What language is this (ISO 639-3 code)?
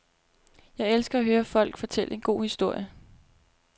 dan